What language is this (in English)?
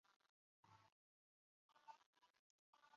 Arabic